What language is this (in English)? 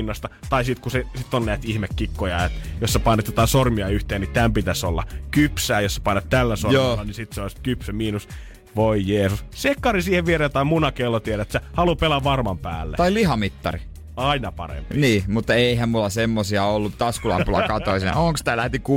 Finnish